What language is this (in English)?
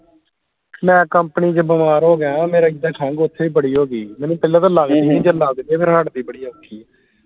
Punjabi